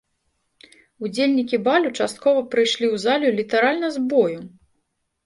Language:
Belarusian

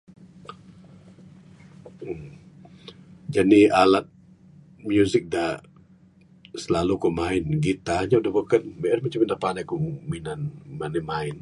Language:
Bukar-Sadung Bidayuh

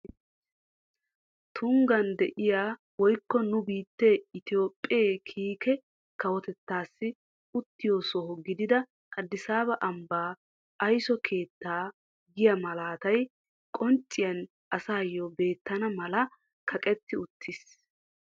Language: Wolaytta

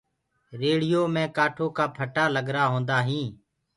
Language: Gurgula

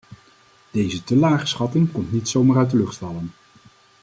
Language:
Dutch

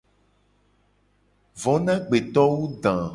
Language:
Gen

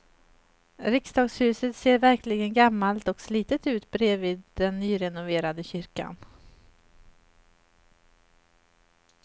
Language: Swedish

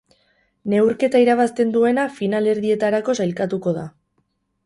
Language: Basque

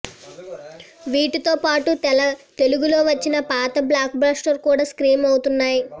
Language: Telugu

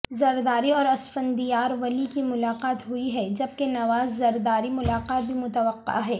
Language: Urdu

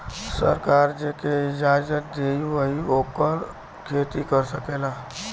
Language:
Bhojpuri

